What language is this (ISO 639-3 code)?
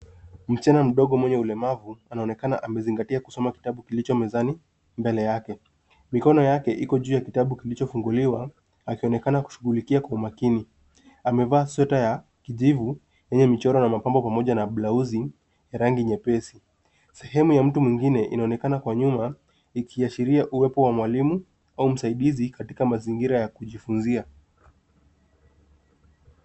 swa